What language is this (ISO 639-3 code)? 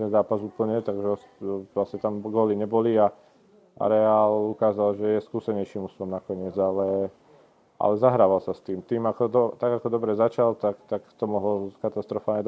slk